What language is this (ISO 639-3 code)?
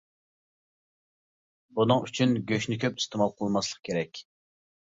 uig